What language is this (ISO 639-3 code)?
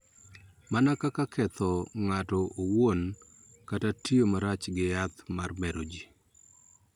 luo